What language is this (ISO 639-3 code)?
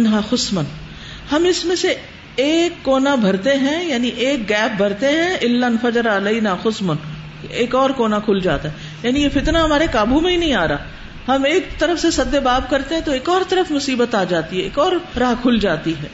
urd